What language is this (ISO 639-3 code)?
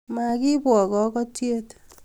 kln